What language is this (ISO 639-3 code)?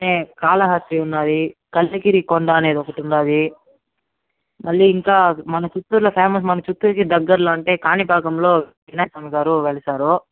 tel